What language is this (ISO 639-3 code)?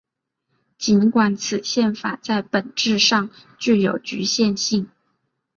zho